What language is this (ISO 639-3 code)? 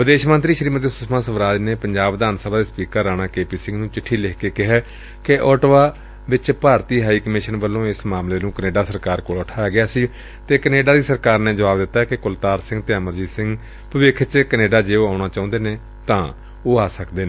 pan